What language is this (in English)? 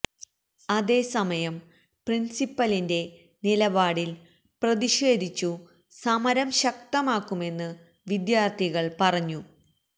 Malayalam